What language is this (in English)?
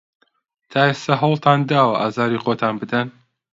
Central Kurdish